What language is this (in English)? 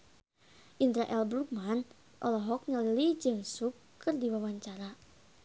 Sundanese